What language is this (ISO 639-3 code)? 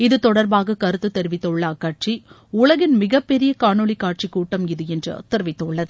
tam